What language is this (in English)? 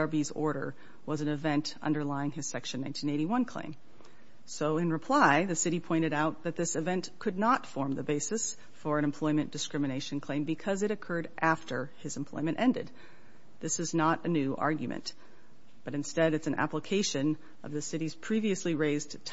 English